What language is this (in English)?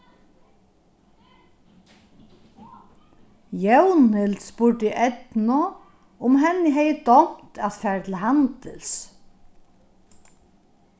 Faroese